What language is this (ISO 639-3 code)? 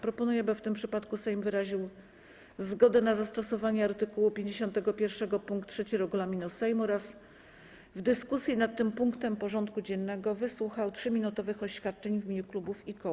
pol